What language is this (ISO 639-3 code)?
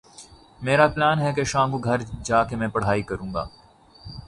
urd